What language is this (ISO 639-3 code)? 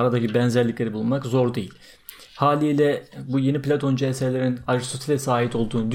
tur